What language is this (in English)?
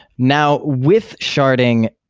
English